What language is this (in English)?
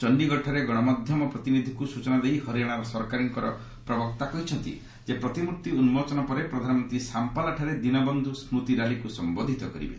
Odia